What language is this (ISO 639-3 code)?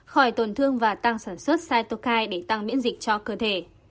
vie